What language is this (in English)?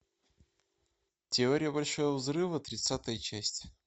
Russian